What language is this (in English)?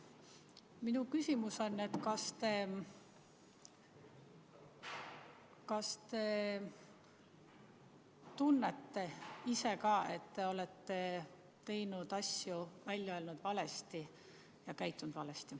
Estonian